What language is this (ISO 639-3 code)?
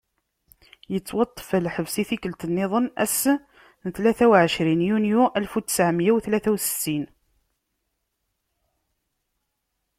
kab